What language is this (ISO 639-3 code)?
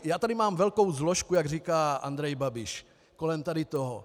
ces